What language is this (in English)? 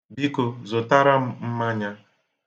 Igbo